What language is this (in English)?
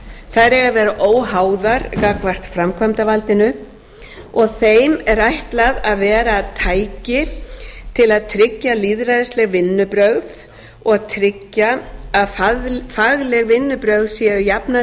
Icelandic